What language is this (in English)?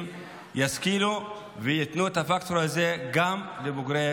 Hebrew